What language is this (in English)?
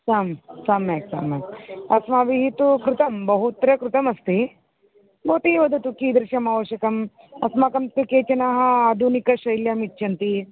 Sanskrit